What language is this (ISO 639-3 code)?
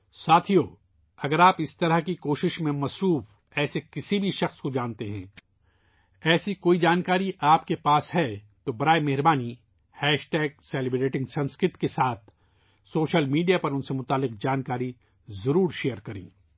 urd